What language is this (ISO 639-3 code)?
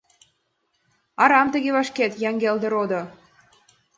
chm